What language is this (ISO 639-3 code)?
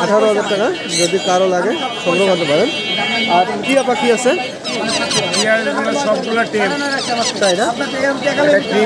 tur